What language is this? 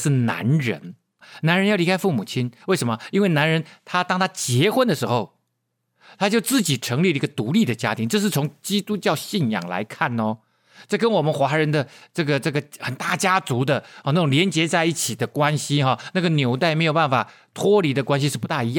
Chinese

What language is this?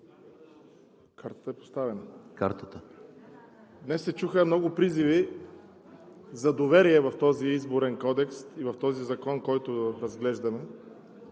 Bulgarian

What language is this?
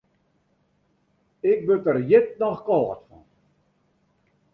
Western Frisian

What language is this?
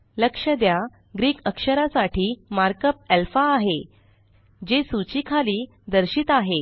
Marathi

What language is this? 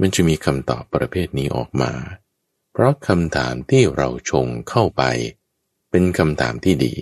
Thai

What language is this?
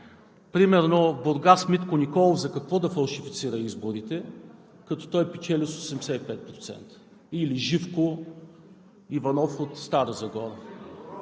Bulgarian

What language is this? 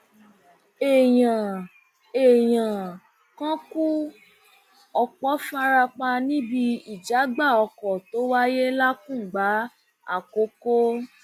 Yoruba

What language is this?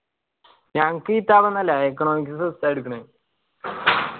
Malayalam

